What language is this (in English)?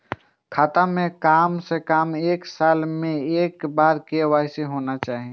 Maithili